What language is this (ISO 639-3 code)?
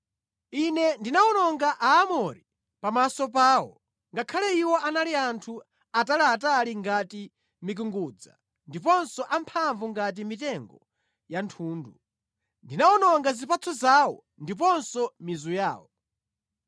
nya